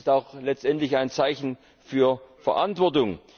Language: German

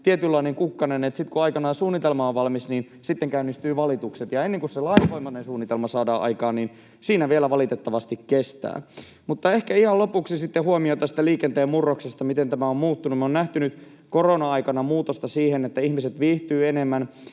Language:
Finnish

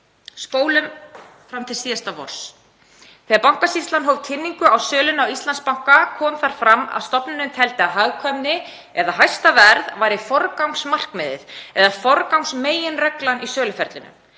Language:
Icelandic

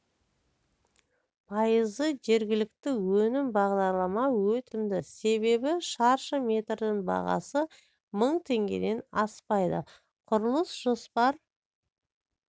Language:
Kazakh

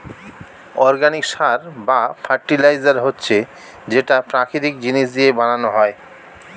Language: Bangla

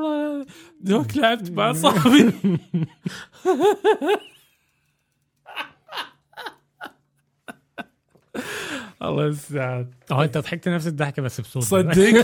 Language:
Arabic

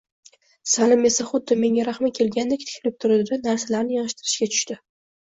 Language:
Uzbek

